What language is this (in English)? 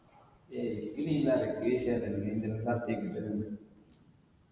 Malayalam